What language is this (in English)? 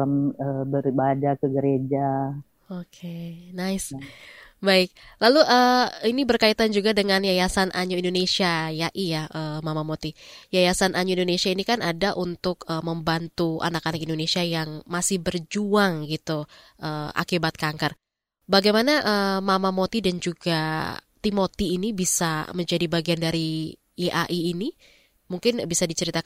Indonesian